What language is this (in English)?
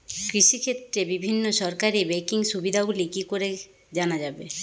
Bangla